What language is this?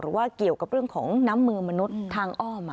Thai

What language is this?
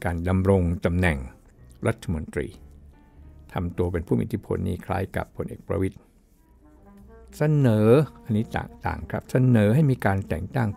Thai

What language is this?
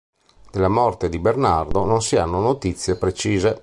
Italian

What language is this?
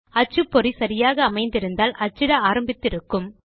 Tamil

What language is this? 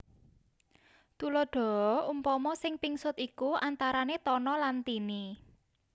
Javanese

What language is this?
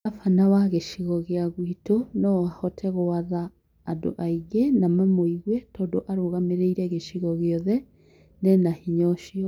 Kikuyu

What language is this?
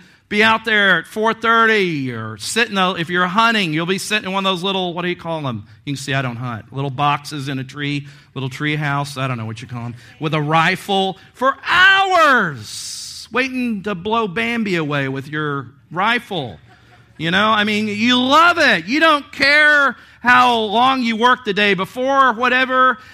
English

